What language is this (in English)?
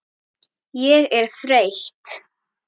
Icelandic